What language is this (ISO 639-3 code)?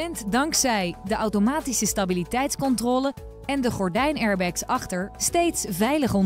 nld